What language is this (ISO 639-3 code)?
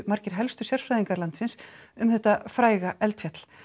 isl